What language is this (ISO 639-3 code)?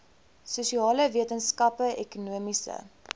afr